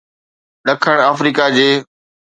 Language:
Sindhi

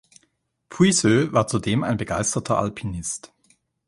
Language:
German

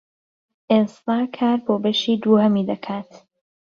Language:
Central Kurdish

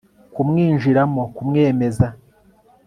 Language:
Kinyarwanda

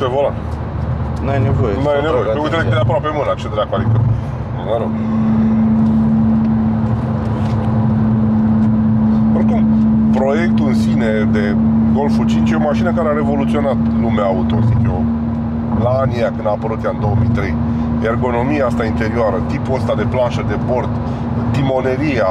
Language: Romanian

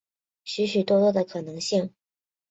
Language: Chinese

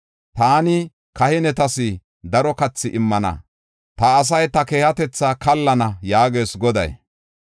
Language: Gofa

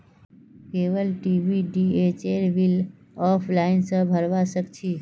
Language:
Magahi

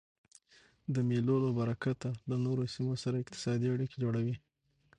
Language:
Pashto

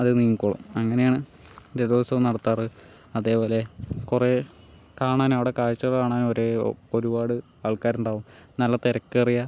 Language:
Malayalam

